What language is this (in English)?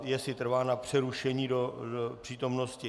Czech